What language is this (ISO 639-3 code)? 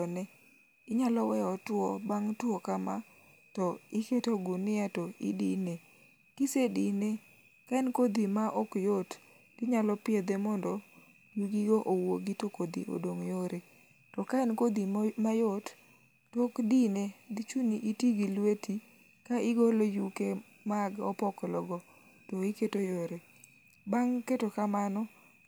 luo